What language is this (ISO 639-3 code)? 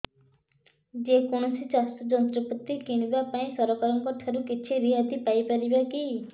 ori